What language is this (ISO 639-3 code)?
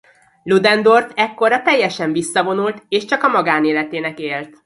hun